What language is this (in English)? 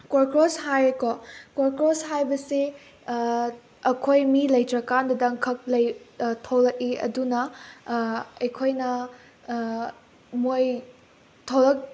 Manipuri